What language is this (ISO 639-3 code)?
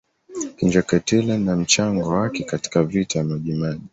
swa